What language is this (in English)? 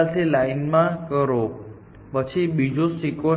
Gujarati